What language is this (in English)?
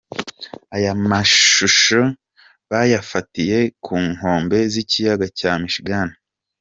Kinyarwanda